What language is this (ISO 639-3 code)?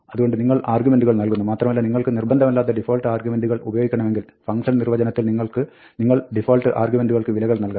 mal